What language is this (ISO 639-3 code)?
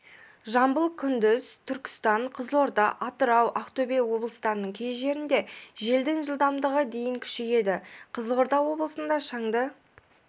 kaz